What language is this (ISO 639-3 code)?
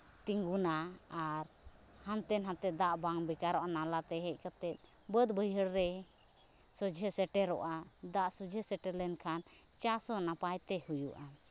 sat